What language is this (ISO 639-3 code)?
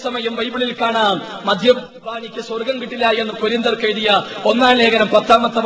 mal